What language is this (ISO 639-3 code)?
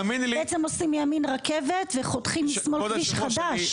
heb